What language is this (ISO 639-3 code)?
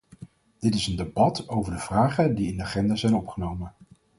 nld